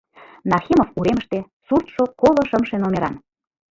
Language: Mari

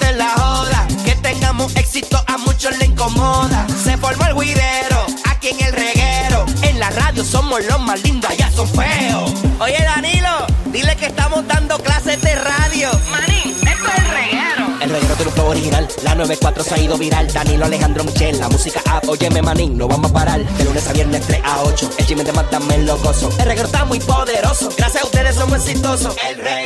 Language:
Spanish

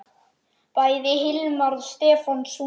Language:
Icelandic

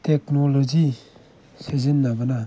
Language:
Manipuri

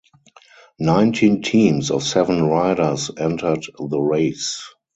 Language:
English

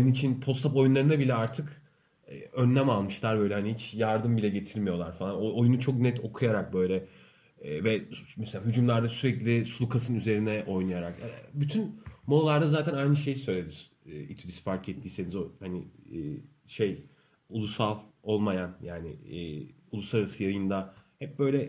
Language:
Turkish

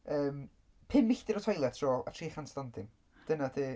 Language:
Welsh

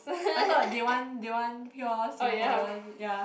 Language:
English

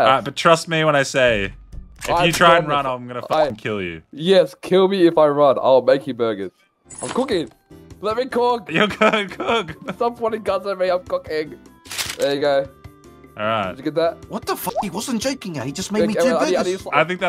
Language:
English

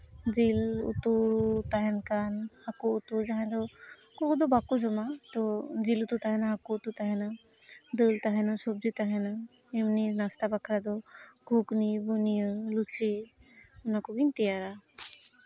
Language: Santali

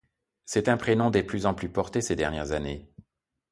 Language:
French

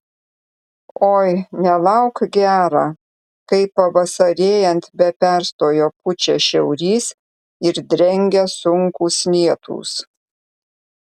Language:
Lithuanian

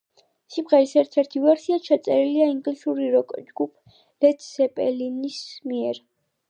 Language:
Georgian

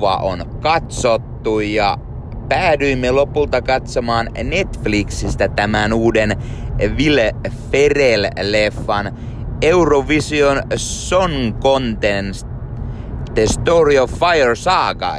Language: Finnish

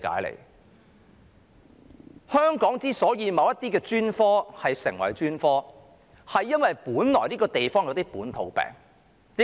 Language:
Cantonese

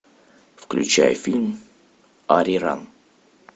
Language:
Russian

